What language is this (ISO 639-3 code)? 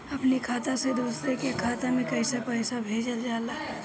bho